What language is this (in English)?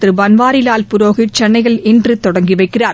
Tamil